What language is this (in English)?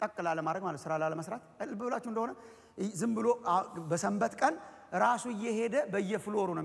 Indonesian